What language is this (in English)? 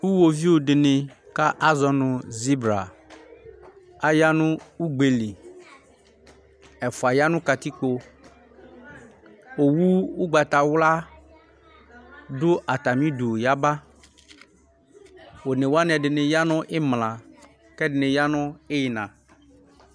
Ikposo